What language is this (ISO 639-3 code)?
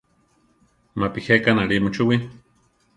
tar